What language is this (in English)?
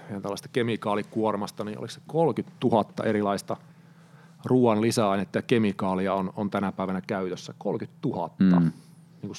Finnish